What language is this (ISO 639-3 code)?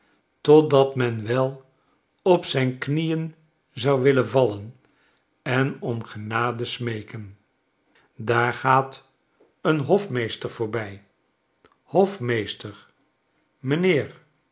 nld